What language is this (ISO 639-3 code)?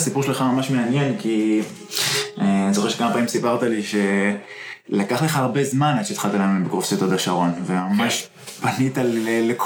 heb